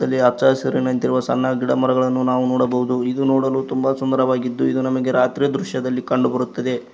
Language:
Kannada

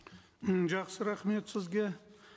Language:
Kazakh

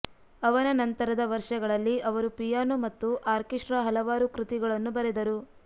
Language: Kannada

